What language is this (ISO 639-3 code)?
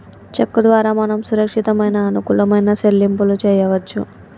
tel